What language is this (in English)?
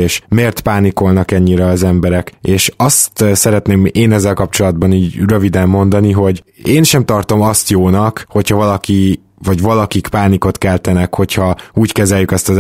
Hungarian